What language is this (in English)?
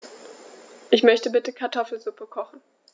German